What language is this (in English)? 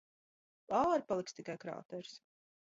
Latvian